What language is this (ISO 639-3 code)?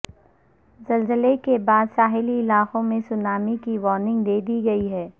urd